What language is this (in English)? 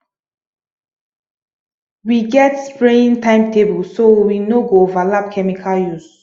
Nigerian Pidgin